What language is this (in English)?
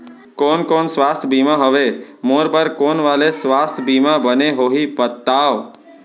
Chhattisgarhi